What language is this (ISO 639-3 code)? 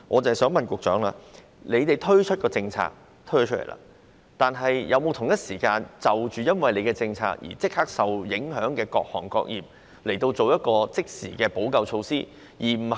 yue